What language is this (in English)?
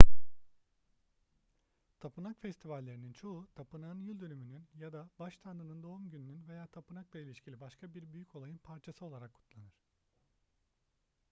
Turkish